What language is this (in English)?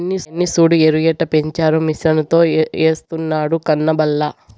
Telugu